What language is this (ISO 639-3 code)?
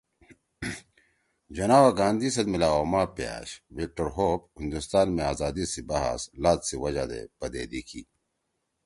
trw